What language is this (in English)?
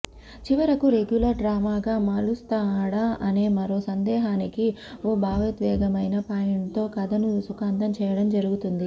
Telugu